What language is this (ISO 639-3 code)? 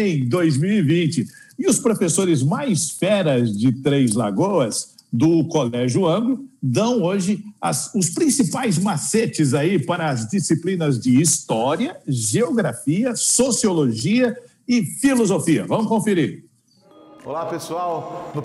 por